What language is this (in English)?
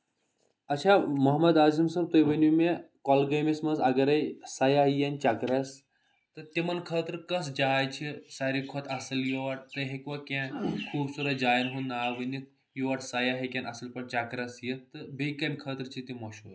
Kashmiri